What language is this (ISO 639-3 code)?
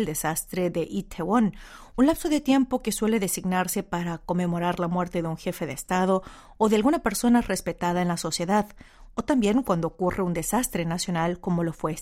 spa